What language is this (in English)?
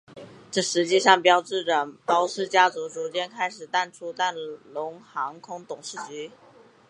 Chinese